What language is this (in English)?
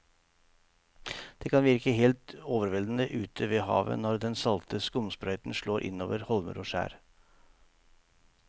Norwegian